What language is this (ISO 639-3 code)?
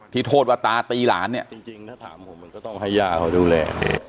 tha